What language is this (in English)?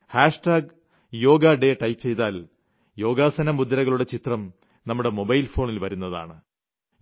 Malayalam